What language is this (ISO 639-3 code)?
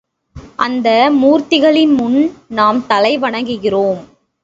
tam